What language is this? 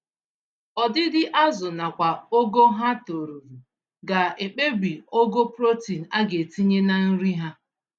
Igbo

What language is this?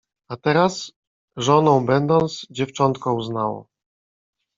Polish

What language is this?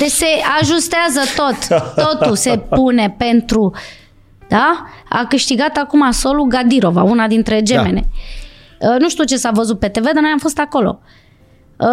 Romanian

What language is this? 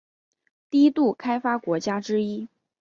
Chinese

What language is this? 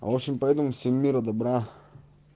Russian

